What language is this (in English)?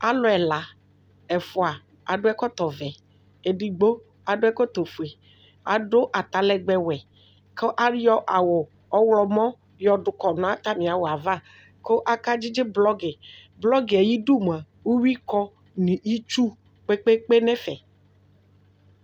Ikposo